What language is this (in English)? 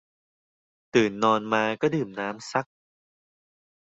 Thai